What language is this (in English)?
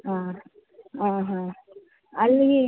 Kannada